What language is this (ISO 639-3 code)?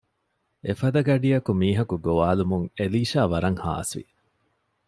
div